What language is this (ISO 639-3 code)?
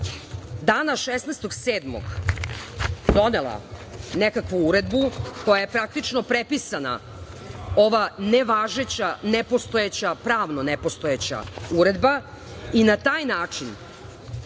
srp